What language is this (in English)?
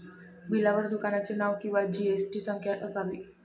Marathi